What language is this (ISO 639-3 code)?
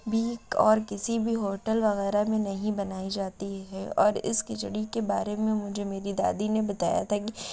urd